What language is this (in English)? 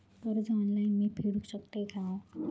Marathi